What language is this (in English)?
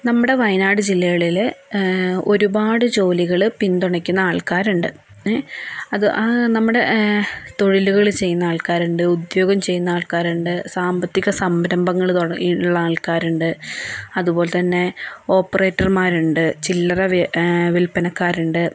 Malayalam